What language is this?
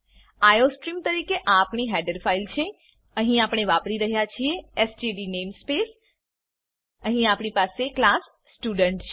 Gujarati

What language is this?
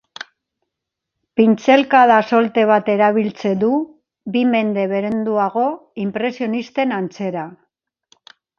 Basque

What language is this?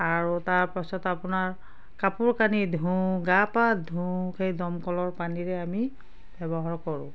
Assamese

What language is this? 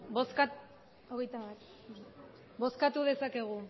Basque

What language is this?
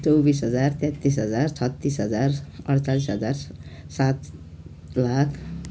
Nepali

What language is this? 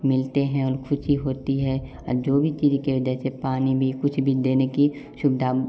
Hindi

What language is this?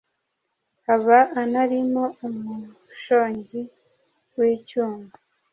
Kinyarwanda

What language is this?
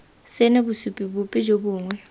Tswana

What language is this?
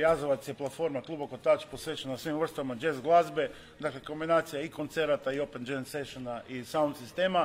Croatian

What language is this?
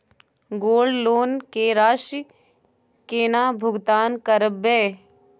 Maithili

